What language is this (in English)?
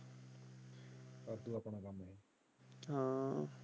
Punjabi